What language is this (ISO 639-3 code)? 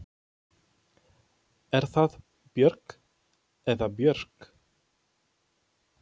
isl